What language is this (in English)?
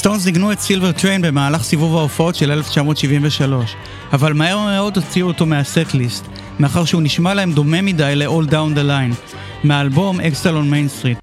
Hebrew